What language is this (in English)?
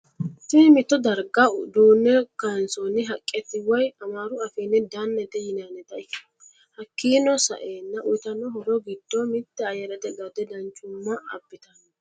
Sidamo